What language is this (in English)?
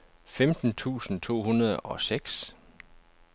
Danish